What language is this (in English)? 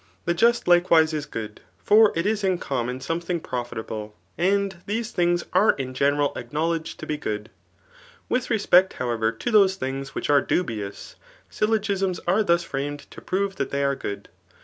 English